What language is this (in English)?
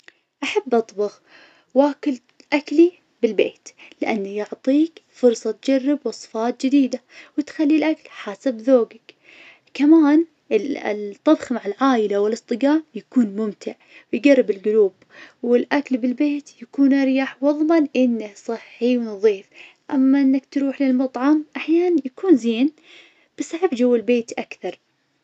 Najdi Arabic